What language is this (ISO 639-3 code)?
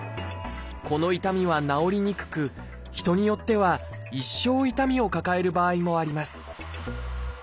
jpn